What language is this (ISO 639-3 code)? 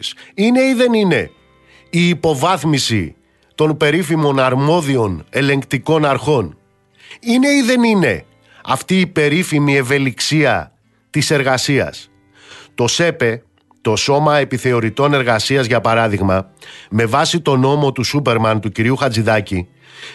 ell